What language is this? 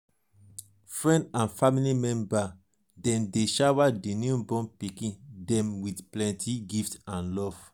Nigerian Pidgin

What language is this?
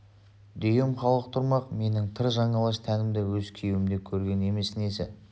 Kazakh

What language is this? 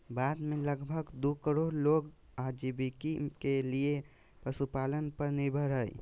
Magahi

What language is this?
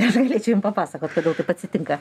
Lithuanian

